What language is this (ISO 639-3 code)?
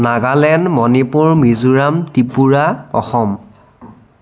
asm